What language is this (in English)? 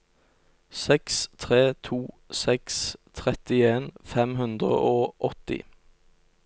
Norwegian